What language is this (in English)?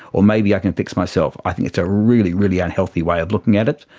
English